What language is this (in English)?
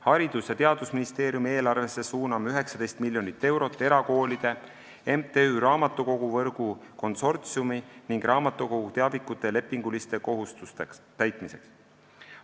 Estonian